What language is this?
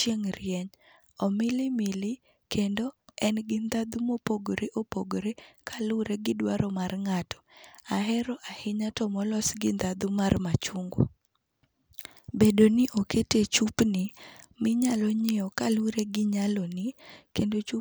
Luo (Kenya and Tanzania)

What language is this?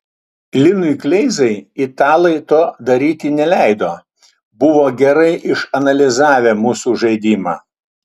Lithuanian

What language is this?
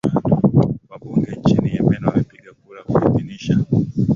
Swahili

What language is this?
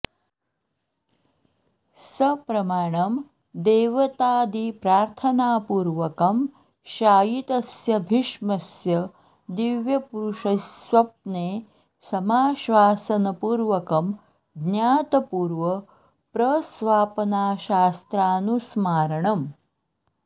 Sanskrit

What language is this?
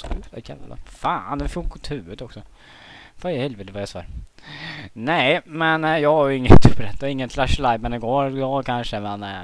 Swedish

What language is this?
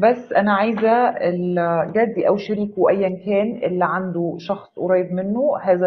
Arabic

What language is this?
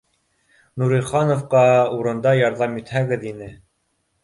Bashkir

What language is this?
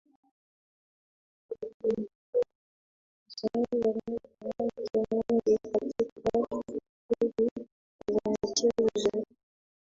Swahili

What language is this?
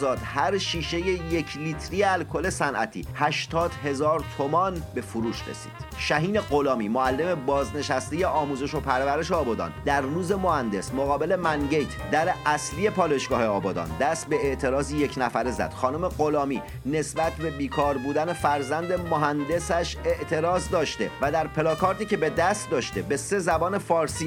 Persian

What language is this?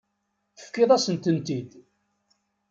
Kabyle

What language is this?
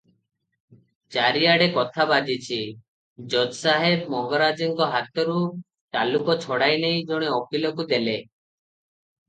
Odia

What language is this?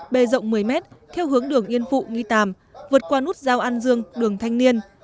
Vietnamese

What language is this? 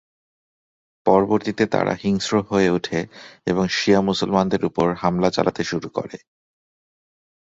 Bangla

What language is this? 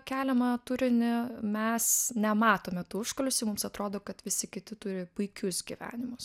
Lithuanian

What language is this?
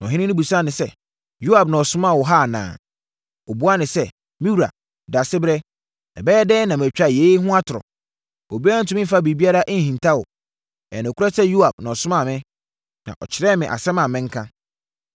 Akan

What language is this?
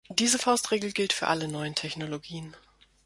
German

